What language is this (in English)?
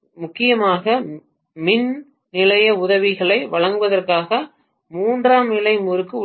Tamil